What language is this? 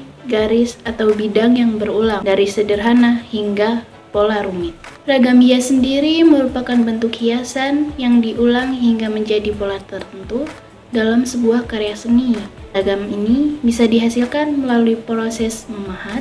Indonesian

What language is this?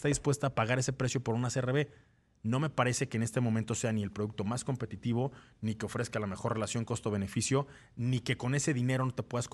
Spanish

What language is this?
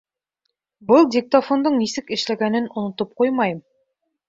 Bashkir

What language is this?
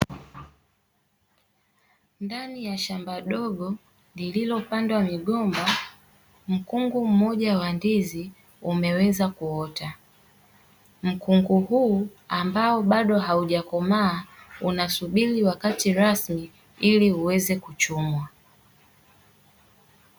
Swahili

